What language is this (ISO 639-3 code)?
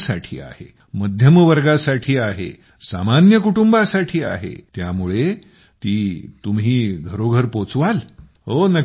mar